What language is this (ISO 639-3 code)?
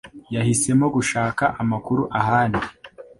kin